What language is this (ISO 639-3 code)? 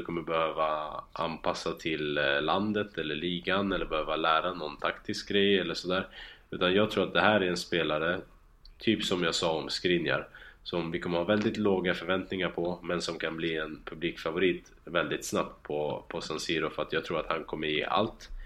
swe